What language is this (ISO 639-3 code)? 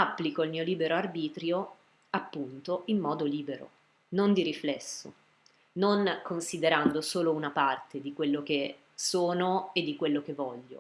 ita